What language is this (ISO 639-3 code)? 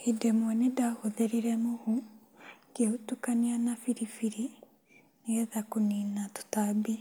kik